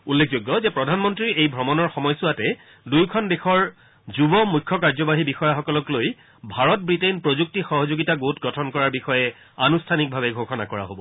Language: Assamese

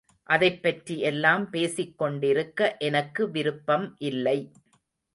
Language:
Tamil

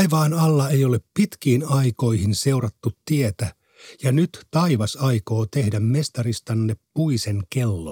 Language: Finnish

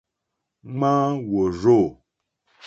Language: Mokpwe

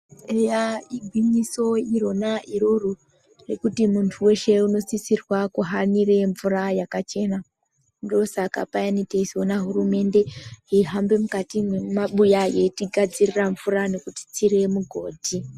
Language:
Ndau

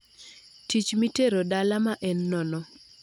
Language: Luo (Kenya and Tanzania)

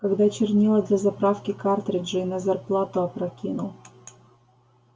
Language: Russian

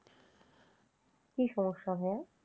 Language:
Bangla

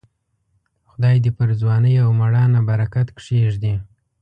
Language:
Pashto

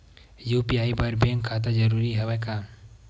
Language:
Chhattisgarhi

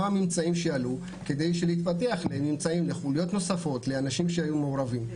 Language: Hebrew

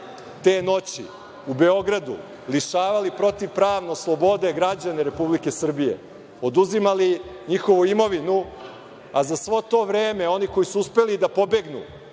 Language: Serbian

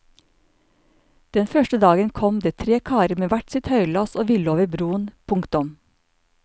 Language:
Norwegian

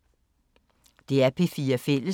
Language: Danish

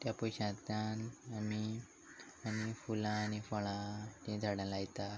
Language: Konkani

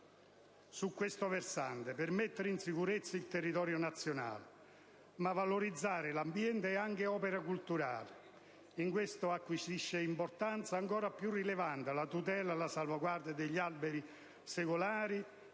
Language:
Italian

